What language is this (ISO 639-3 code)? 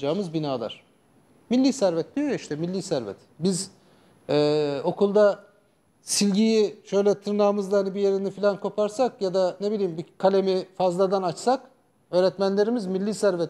tur